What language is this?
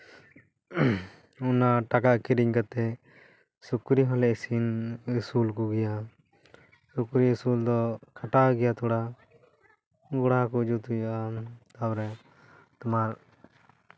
Santali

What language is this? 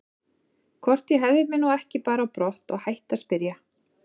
Icelandic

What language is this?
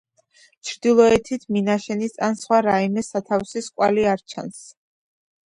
Georgian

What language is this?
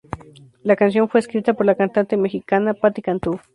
Spanish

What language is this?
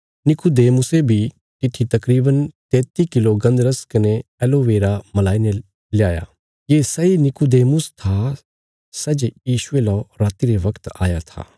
Bilaspuri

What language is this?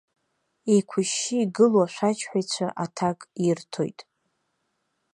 Abkhazian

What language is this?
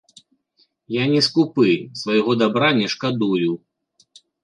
Belarusian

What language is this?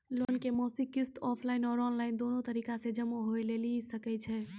Maithili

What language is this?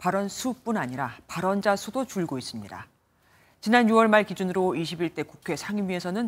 Korean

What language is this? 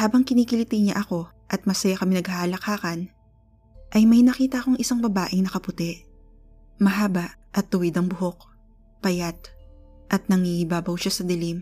Filipino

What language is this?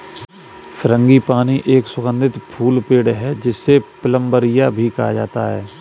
Hindi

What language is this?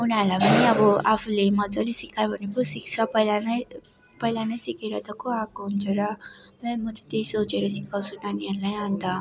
Nepali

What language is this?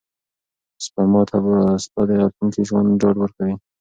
Pashto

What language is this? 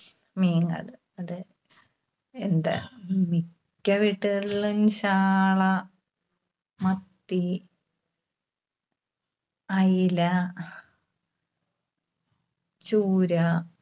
Malayalam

